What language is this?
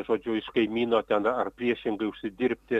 Lithuanian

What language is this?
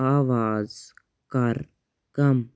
Kashmiri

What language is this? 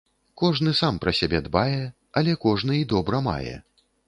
Belarusian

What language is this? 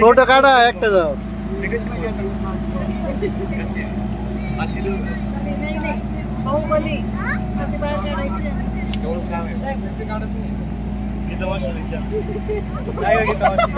Hindi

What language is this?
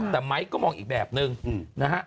Thai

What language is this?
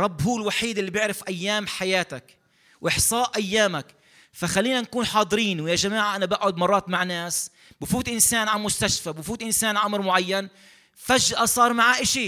Arabic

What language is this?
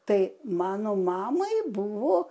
Lithuanian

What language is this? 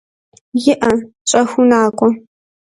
Kabardian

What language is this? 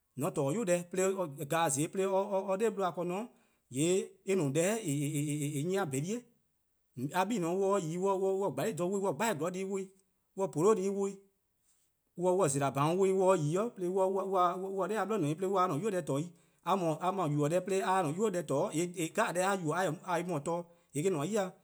Eastern Krahn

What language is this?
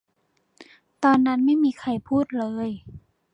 Thai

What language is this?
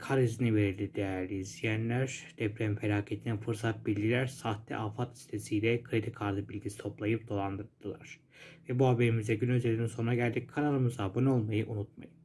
Turkish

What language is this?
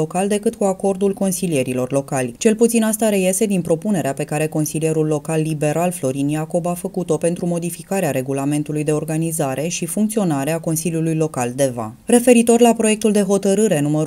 Romanian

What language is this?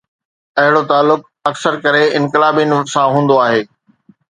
Sindhi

